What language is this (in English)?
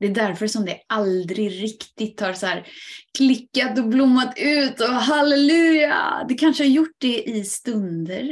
Swedish